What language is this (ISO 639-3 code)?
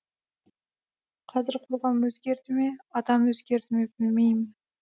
kaz